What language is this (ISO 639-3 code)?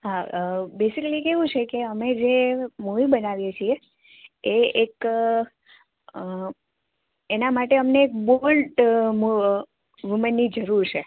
guj